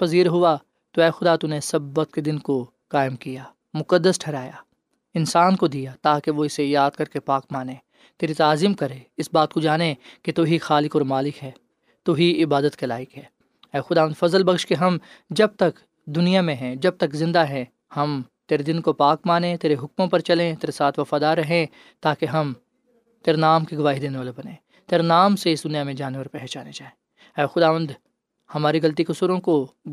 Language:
Urdu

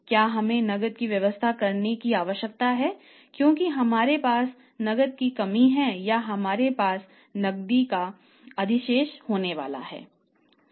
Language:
Hindi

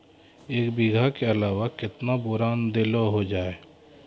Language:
Maithili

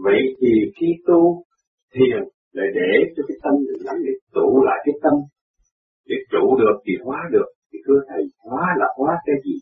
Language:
Vietnamese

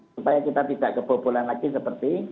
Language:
Indonesian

